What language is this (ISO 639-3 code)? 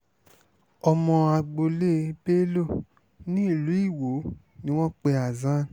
yor